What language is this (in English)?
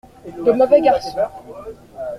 French